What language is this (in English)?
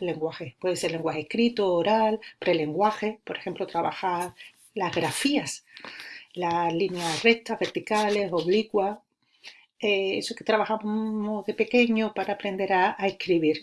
Spanish